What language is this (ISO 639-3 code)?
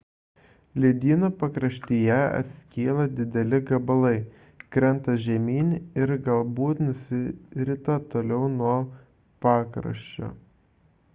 lit